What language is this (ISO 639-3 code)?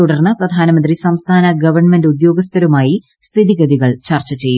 mal